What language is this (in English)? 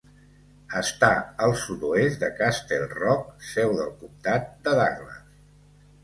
Catalan